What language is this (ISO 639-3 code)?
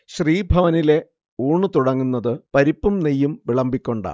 mal